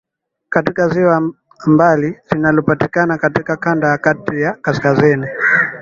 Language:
Swahili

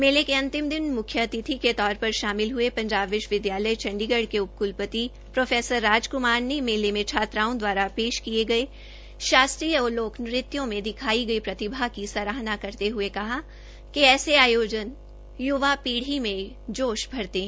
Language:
Hindi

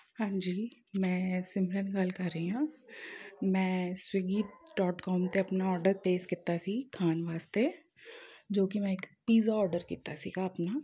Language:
Punjabi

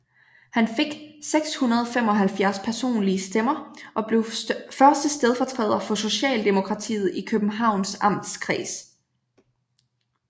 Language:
Danish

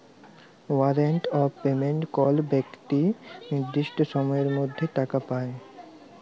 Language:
Bangla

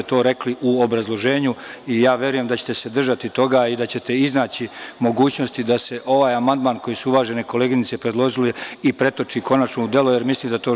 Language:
Serbian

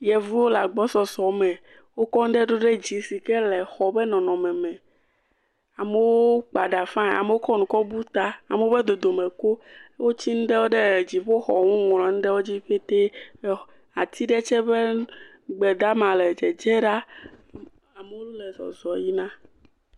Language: Ewe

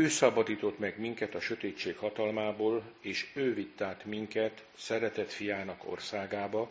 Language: Hungarian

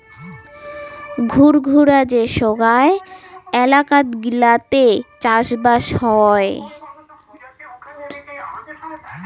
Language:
Bangla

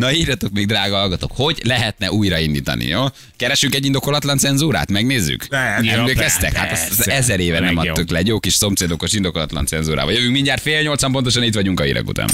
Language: Hungarian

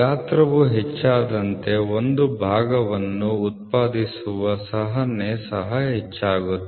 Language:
Kannada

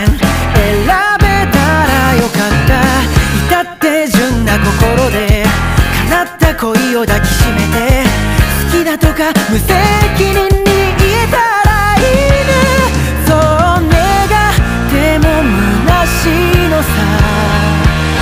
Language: Japanese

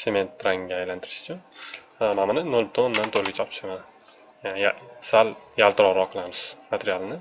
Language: Turkish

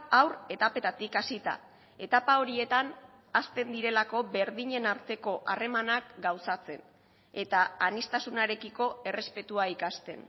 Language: Basque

